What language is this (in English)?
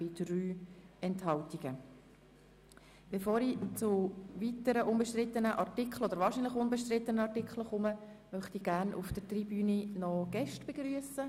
Swiss German